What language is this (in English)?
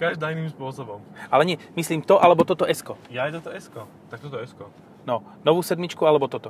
Slovak